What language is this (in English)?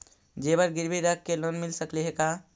Magahi